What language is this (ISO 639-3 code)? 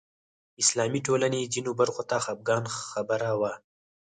pus